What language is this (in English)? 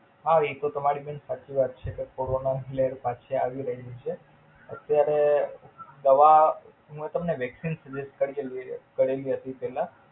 Gujarati